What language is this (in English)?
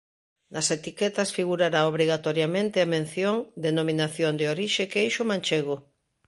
Galician